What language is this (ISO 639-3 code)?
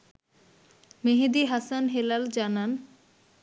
ben